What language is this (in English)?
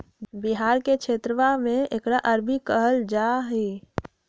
Magahi